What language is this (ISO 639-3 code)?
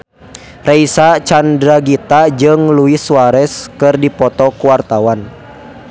sun